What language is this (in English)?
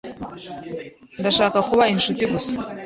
Kinyarwanda